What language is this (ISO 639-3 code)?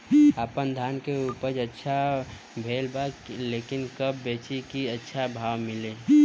bho